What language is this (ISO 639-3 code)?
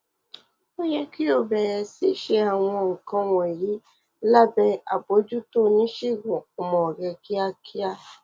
yor